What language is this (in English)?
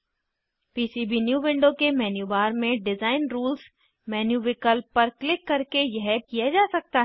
Hindi